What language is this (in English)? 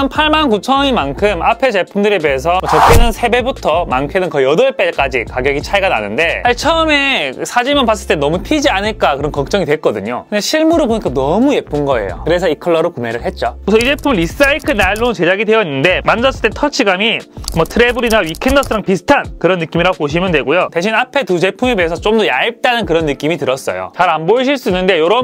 Korean